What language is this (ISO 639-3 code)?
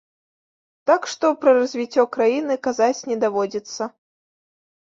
bel